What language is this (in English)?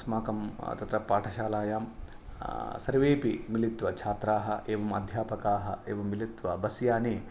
Sanskrit